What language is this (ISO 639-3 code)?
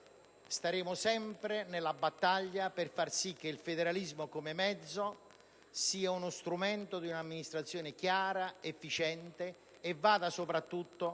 ita